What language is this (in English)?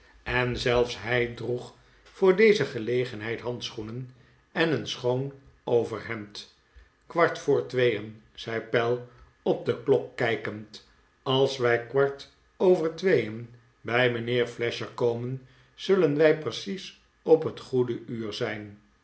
Dutch